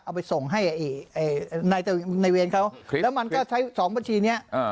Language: Thai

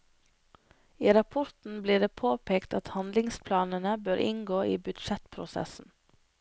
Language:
Norwegian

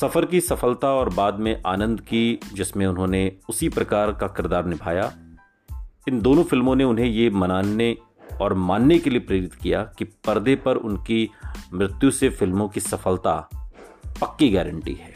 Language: Hindi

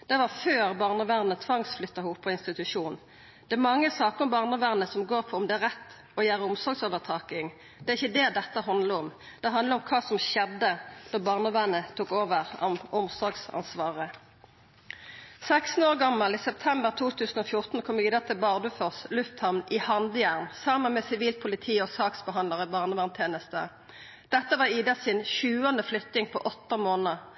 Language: Norwegian Nynorsk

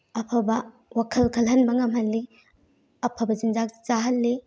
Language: Manipuri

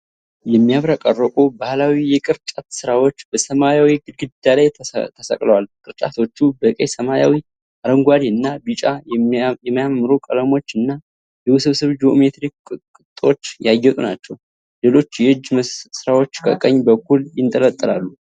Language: Amharic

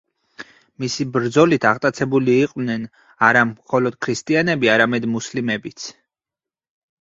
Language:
Georgian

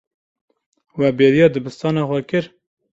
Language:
Kurdish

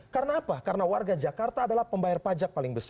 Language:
Indonesian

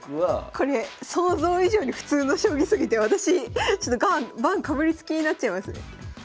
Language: Japanese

